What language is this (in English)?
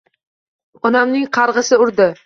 Uzbek